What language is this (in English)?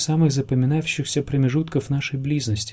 Russian